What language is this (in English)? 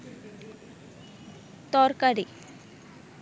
Bangla